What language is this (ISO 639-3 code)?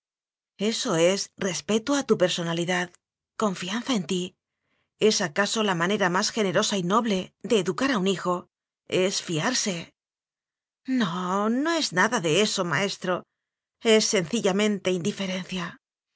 spa